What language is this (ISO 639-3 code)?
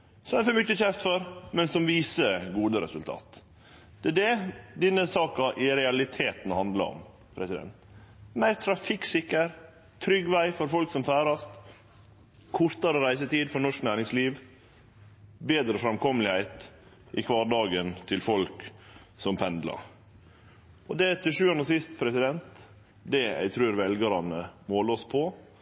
nno